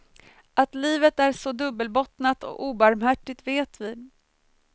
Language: Swedish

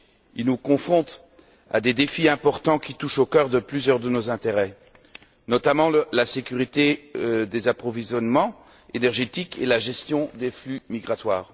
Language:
French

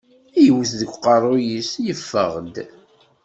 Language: Kabyle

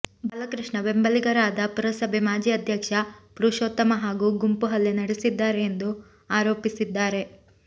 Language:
Kannada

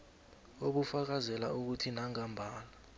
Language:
South Ndebele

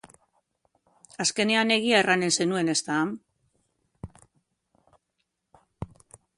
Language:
Basque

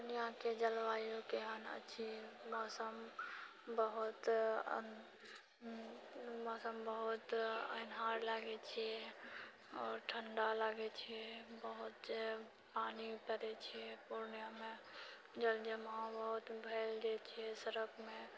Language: Maithili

